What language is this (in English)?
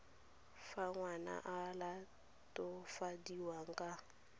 Tswana